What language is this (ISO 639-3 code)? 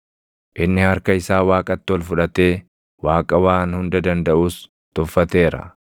orm